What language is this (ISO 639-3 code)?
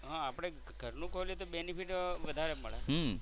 guj